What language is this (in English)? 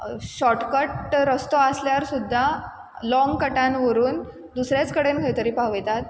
Konkani